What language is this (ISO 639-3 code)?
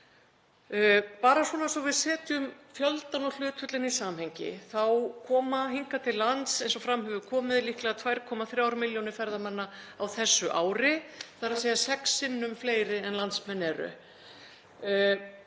isl